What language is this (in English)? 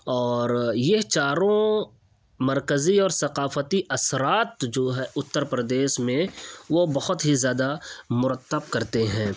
Urdu